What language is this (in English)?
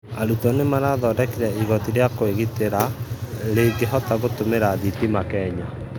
Kikuyu